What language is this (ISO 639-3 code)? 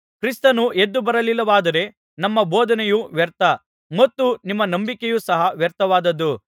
kan